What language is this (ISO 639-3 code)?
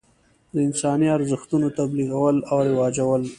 pus